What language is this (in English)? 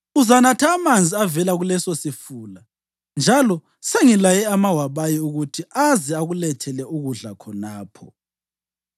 North Ndebele